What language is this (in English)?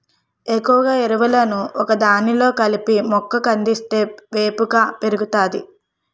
Telugu